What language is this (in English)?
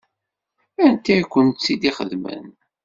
Kabyle